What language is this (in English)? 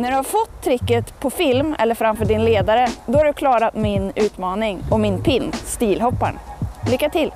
Swedish